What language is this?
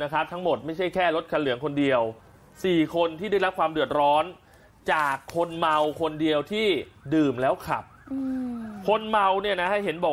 Thai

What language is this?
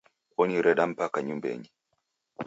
Taita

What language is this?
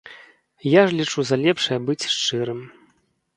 Belarusian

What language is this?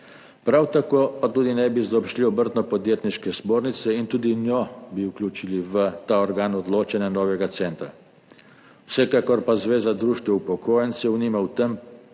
Slovenian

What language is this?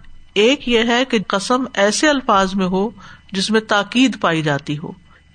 Urdu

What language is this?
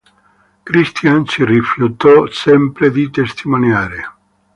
Italian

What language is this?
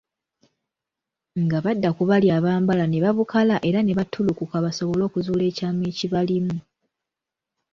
Ganda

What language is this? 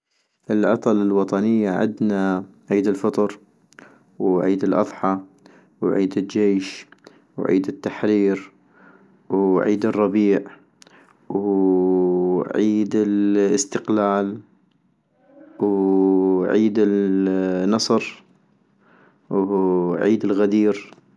North Mesopotamian Arabic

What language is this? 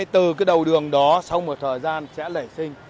Vietnamese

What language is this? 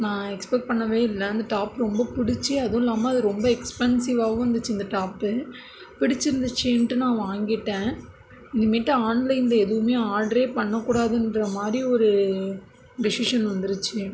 Tamil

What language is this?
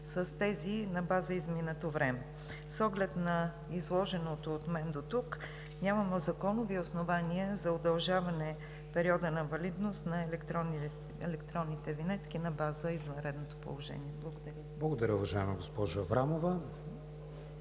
Bulgarian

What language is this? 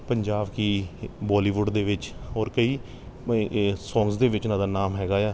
Punjabi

